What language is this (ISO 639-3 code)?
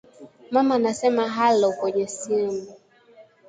swa